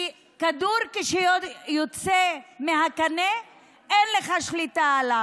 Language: Hebrew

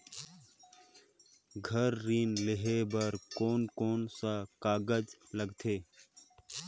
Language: Chhattisgarhi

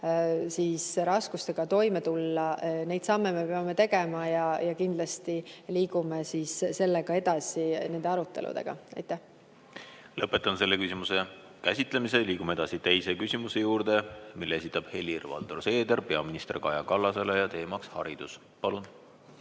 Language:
Estonian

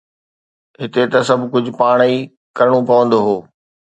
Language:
Sindhi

